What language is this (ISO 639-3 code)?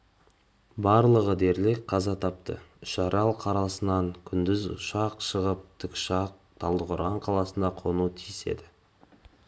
kaz